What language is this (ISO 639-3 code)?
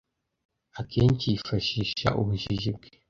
kin